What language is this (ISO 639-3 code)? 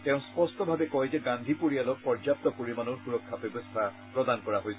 asm